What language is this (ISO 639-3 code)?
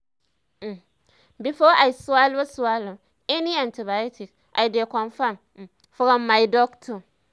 pcm